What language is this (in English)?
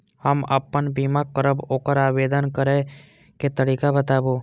Maithili